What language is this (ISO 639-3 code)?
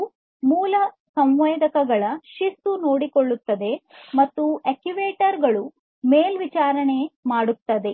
kan